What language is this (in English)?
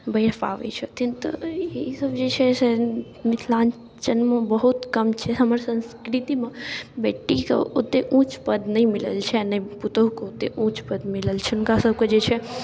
Maithili